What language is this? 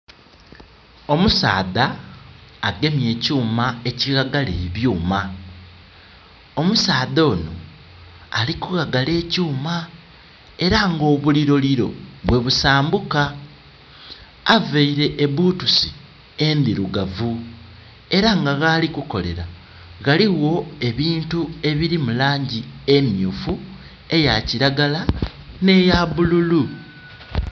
Soga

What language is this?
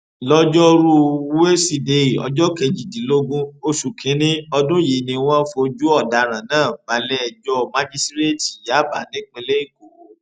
Yoruba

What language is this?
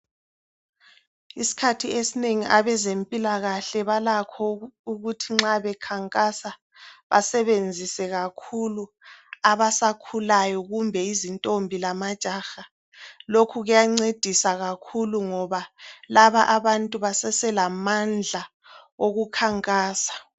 North Ndebele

